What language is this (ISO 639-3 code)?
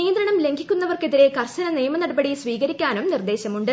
mal